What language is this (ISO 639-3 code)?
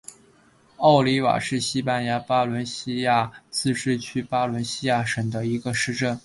zho